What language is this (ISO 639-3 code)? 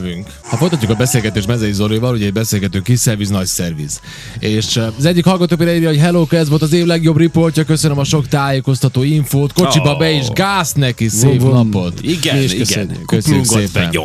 hun